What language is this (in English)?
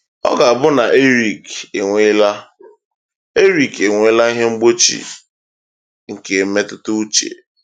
Igbo